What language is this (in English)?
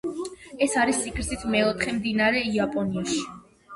Georgian